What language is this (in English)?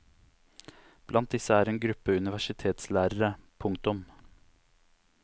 Norwegian